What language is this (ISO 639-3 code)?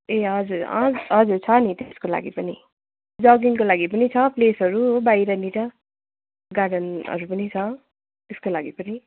nep